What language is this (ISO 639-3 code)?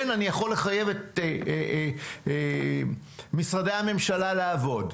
heb